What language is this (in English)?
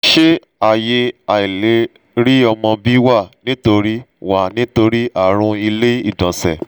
Yoruba